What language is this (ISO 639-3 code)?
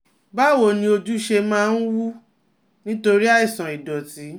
yor